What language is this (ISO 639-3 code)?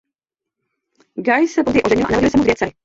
ces